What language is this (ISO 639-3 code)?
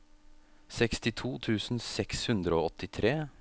nor